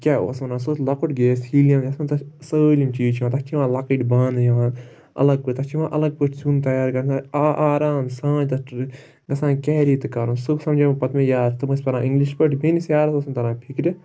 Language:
Kashmiri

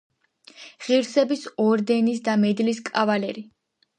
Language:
Georgian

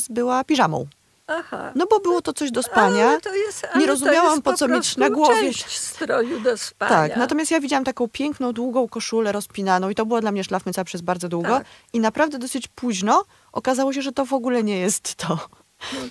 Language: Polish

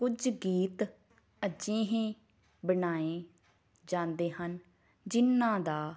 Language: Punjabi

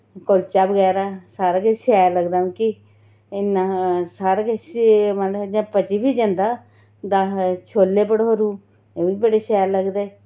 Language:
Dogri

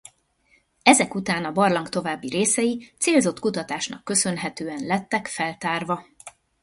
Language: Hungarian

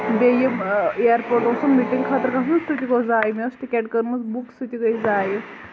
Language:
Kashmiri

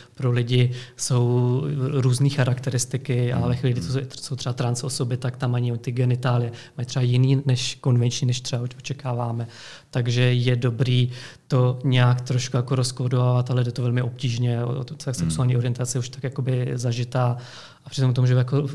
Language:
Czech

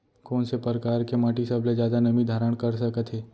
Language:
Chhattisgarhi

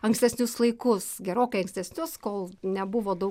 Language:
Lithuanian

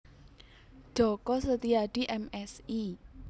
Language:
Javanese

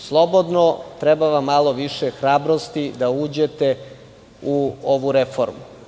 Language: Serbian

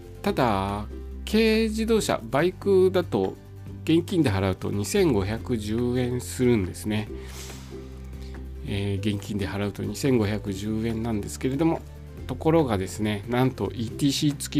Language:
Japanese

